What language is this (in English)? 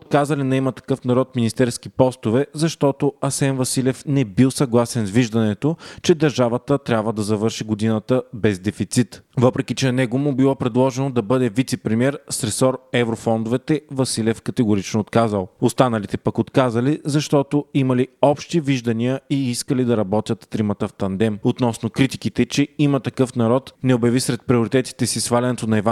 Bulgarian